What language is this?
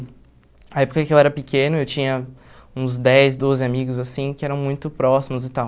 Portuguese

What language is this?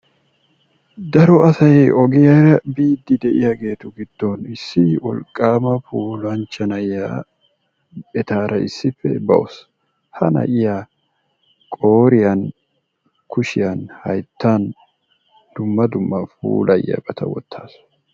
Wolaytta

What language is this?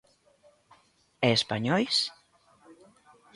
Galician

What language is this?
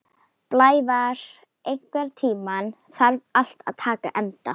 Icelandic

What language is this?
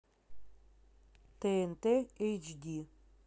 Russian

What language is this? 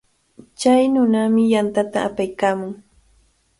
Cajatambo North Lima Quechua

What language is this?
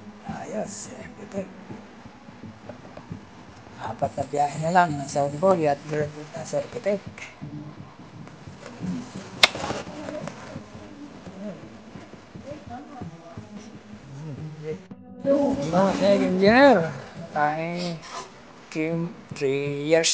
Filipino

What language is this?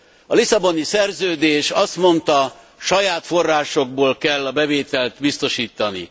Hungarian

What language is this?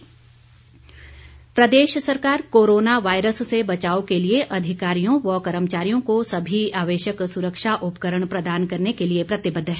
Hindi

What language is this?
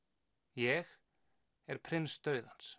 Icelandic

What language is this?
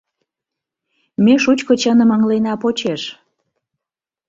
Mari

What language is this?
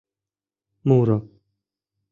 Mari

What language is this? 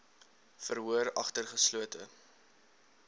Afrikaans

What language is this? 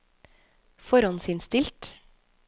Norwegian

